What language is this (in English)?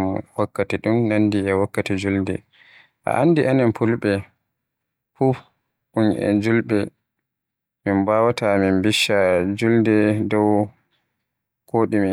Western Niger Fulfulde